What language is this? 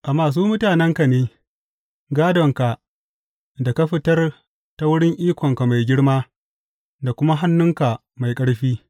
Hausa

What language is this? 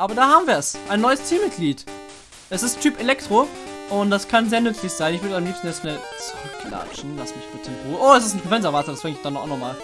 German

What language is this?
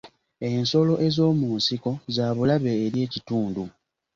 Ganda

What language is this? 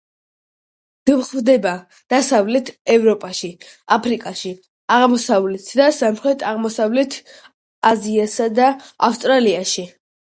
Georgian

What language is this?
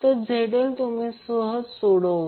Marathi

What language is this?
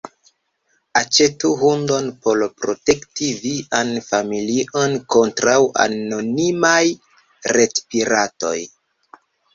Esperanto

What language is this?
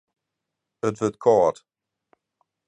Western Frisian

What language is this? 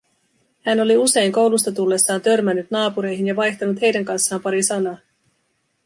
Finnish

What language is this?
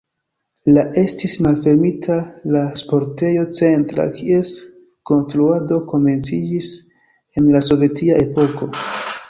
Esperanto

